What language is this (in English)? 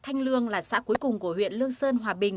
Vietnamese